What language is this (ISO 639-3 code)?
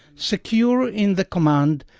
eng